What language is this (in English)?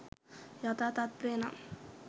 Sinhala